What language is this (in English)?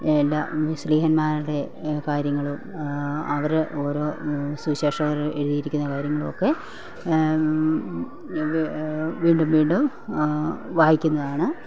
Malayalam